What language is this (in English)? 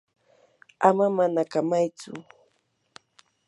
Yanahuanca Pasco Quechua